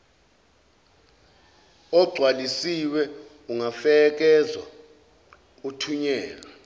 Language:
Zulu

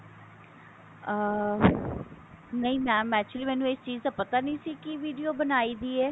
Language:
Punjabi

